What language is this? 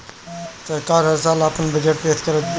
Bhojpuri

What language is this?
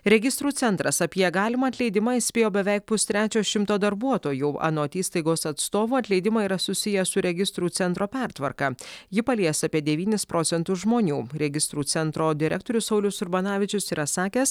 Lithuanian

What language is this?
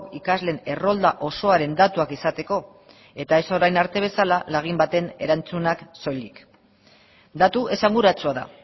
Basque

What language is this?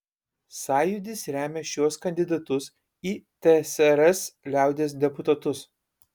Lithuanian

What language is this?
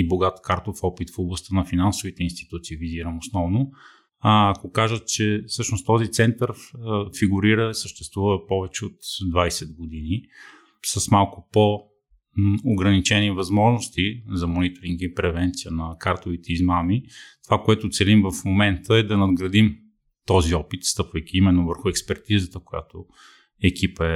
Bulgarian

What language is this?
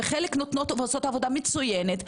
Hebrew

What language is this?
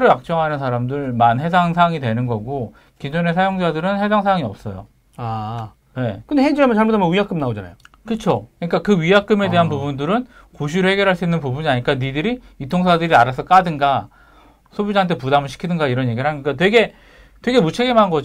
Korean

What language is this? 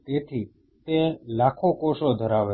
Gujarati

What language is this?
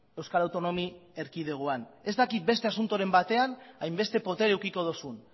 Basque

